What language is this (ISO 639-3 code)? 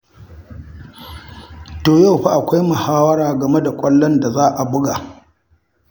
hau